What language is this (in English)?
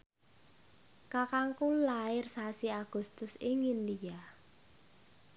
Javanese